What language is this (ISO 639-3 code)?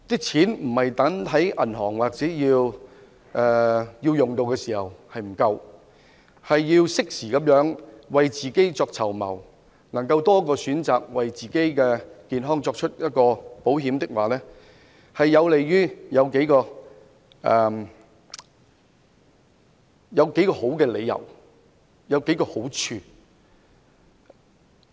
yue